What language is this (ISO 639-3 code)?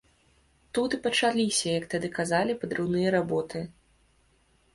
bel